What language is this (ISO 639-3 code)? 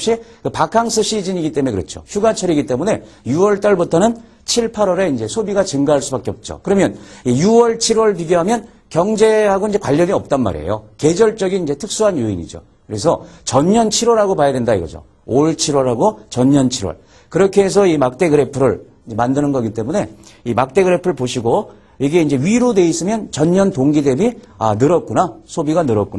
kor